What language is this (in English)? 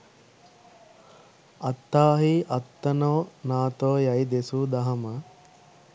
Sinhala